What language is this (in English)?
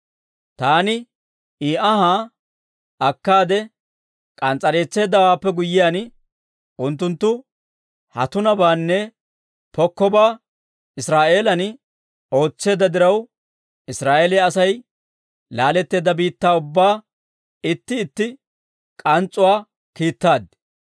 Dawro